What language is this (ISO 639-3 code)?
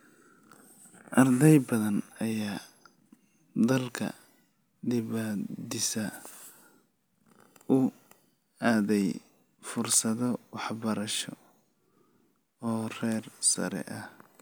som